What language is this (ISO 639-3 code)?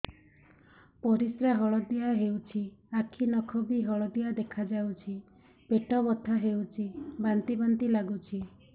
ori